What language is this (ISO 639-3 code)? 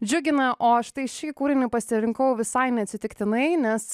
lit